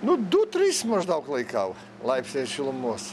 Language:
Lithuanian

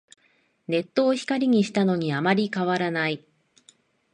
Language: Japanese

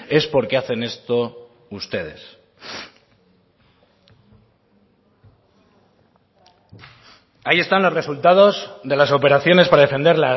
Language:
Spanish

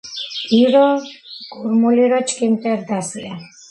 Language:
Georgian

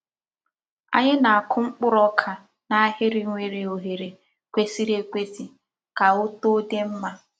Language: Igbo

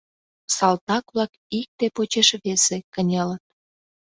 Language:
Mari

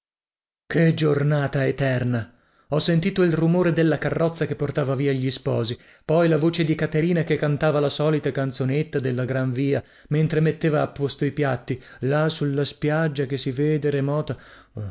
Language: Italian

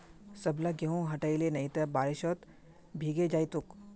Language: Magahi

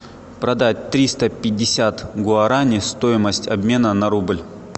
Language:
Russian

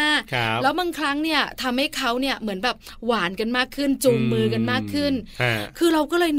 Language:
Thai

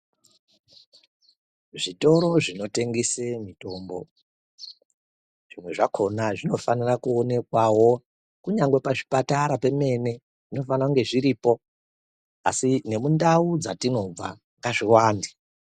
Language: Ndau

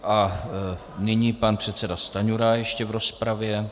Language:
Czech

